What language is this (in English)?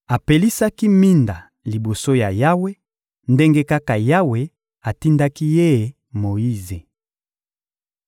Lingala